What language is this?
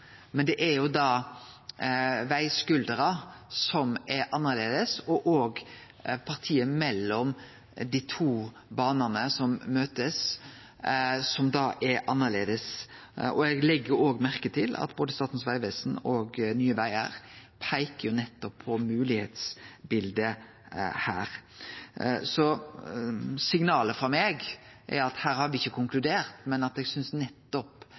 Norwegian Nynorsk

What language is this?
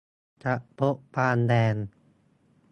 Thai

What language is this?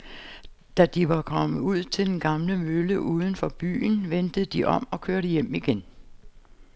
Danish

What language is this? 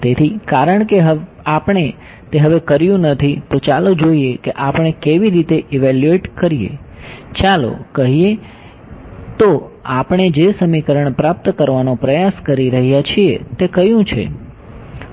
Gujarati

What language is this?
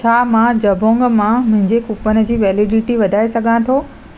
Sindhi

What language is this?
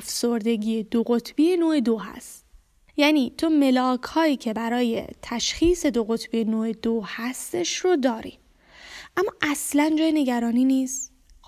Persian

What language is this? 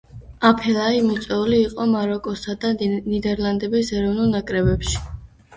Georgian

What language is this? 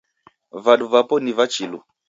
Taita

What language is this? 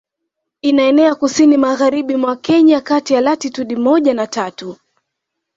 Swahili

